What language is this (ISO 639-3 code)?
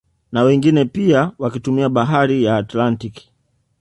swa